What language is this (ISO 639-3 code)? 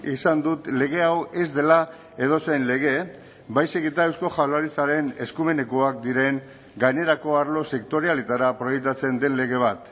eus